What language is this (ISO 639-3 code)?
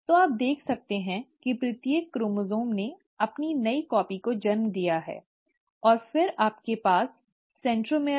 hin